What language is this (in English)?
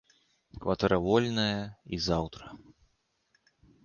Belarusian